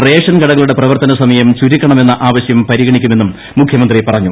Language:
Malayalam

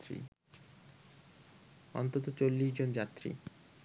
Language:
Bangla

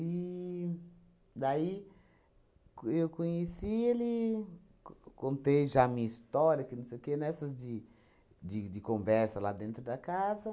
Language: Portuguese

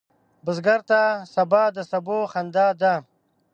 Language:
Pashto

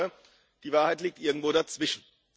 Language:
German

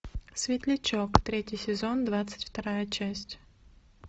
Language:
Russian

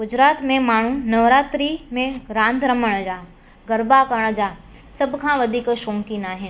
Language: Sindhi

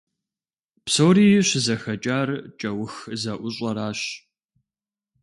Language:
Kabardian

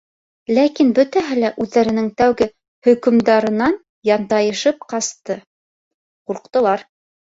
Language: Bashkir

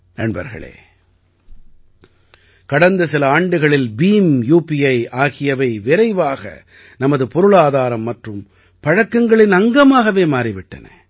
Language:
Tamil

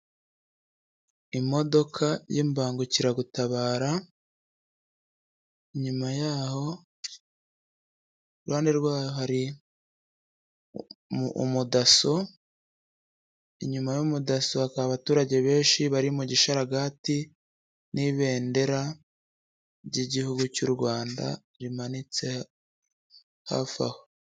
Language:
Kinyarwanda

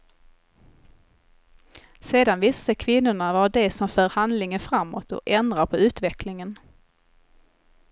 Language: Swedish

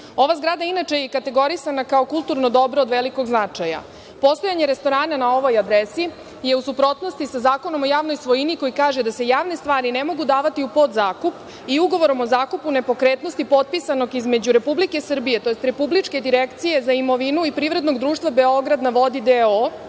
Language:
Serbian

